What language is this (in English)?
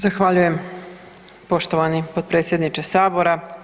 Croatian